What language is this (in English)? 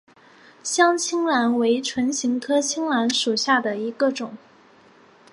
Chinese